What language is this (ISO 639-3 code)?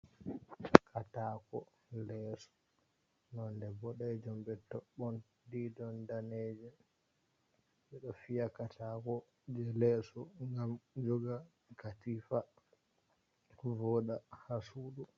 ful